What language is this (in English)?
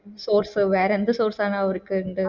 Malayalam